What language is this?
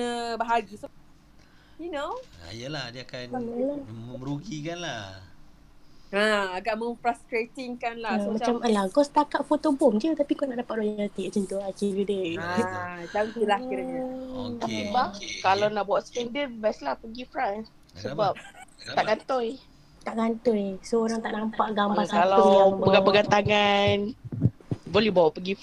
Malay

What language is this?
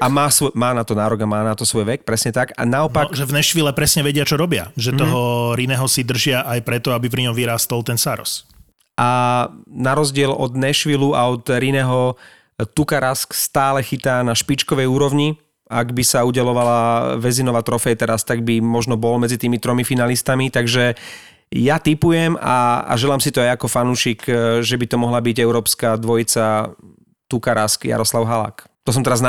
Slovak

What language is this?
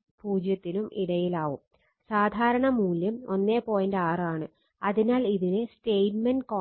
Malayalam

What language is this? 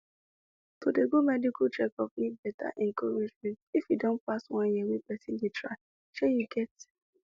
Nigerian Pidgin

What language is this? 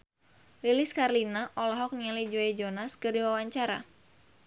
Sundanese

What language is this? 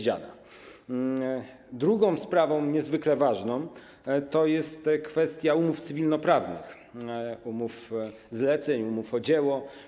Polish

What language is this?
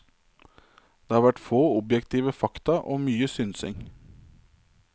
Norwegian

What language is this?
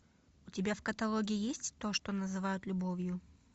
Russian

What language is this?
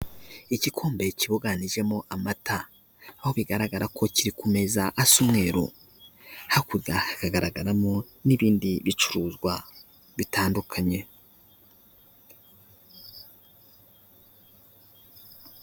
Kinyarwanda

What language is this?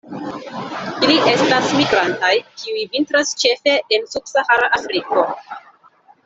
Esperanto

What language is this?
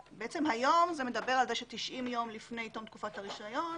Hebrew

